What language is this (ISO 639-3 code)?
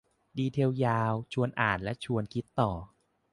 tha